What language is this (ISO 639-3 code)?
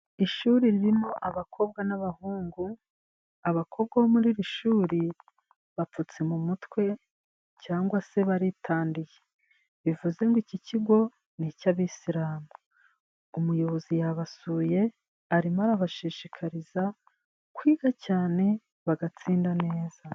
kin